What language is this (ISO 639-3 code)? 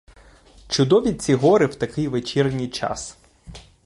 ukr